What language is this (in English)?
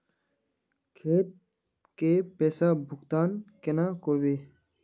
Magahi